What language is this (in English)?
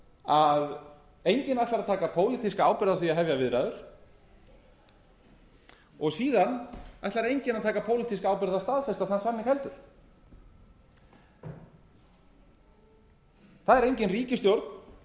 Icelandic